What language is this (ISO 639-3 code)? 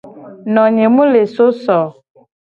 gej